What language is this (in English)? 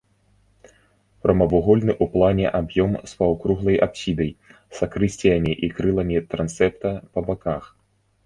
Belarusian